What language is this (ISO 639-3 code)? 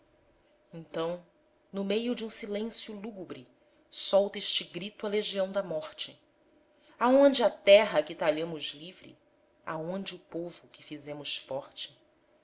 por